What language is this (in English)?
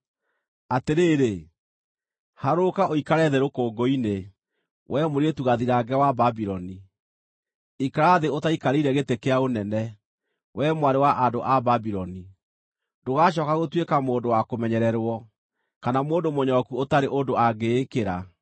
Kikuyu